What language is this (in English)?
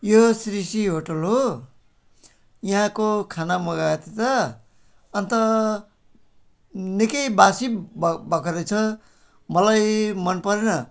Nepali